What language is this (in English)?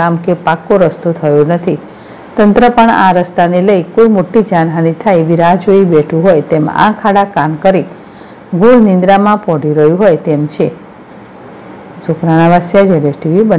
Gujarati